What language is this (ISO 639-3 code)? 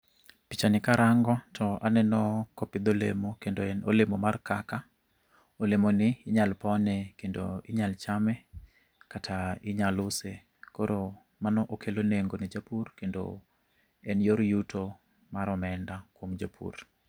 luo